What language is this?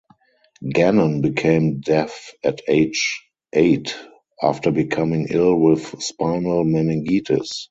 English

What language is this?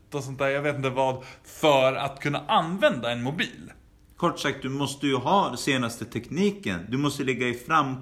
Swedish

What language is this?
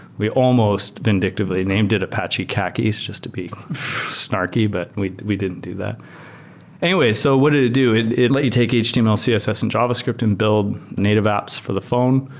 English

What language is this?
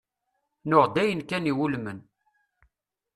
Kabyle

